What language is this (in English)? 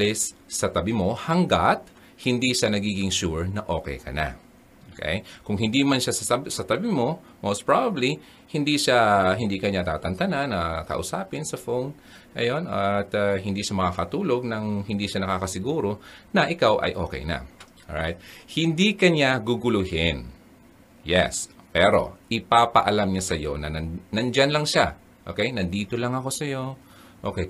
Filipino